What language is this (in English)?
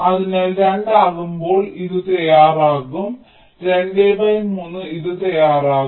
Malayalam